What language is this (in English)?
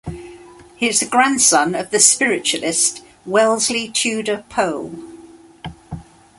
English